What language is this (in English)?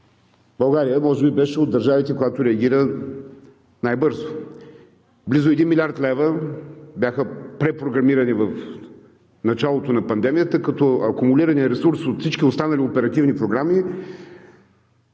Bulgarian